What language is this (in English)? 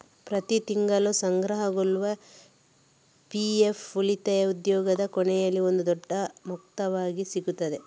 Kannada